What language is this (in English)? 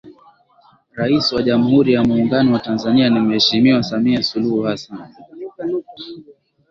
Swahili